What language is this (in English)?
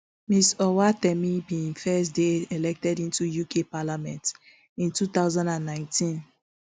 Nigerian Pidgin